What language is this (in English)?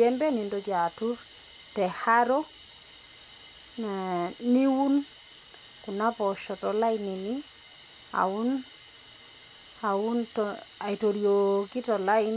Masai